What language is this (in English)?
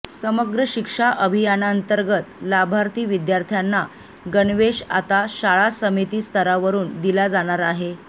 Marathi